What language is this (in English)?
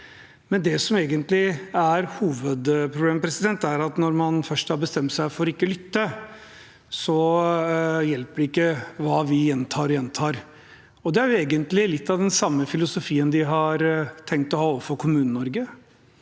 Norwegian